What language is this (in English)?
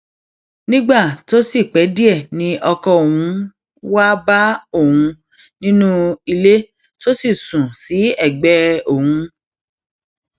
Yoruba